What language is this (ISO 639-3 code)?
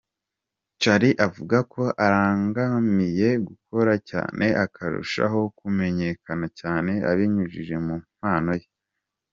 kin